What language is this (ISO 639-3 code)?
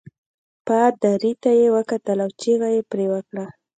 pus